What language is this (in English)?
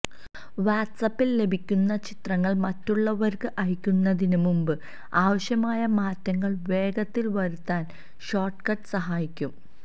Malayalam